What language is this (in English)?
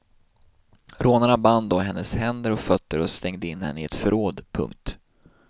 Swedish